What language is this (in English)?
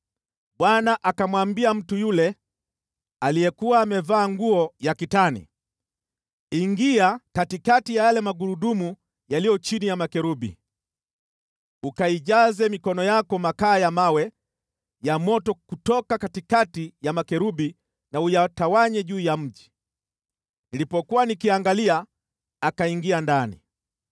Swahili